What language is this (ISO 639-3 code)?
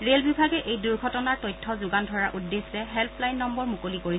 asm